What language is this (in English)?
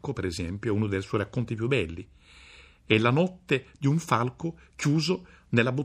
Italian